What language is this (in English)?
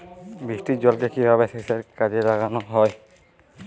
Bangla